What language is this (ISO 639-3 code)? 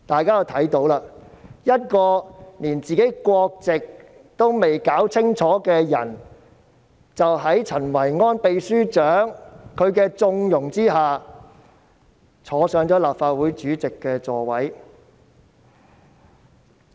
yue